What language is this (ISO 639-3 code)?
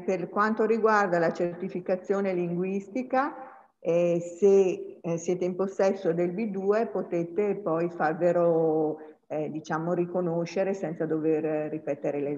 ita